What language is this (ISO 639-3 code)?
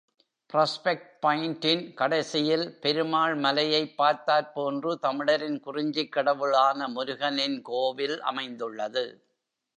tam